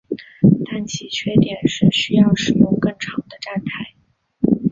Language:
Chinese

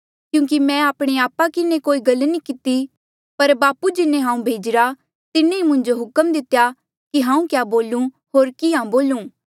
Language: Mandeali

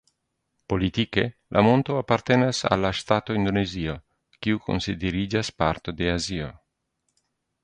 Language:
Esperanto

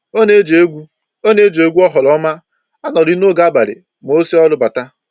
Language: Igbo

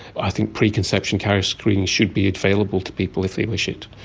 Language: English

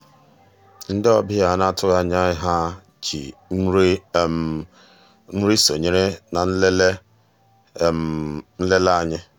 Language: Igbo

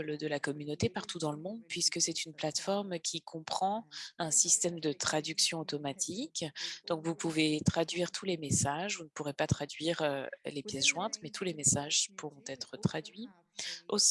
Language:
French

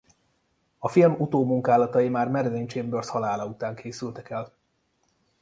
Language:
Hungarian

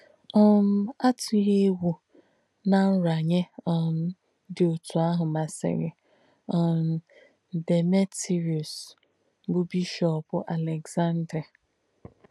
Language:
Igbo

